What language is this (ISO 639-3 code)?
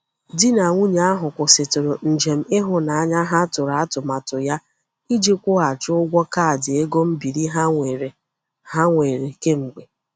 ibo